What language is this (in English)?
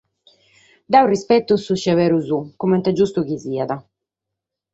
Sardinian